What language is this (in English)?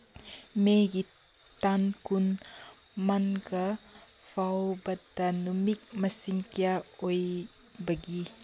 Manipuri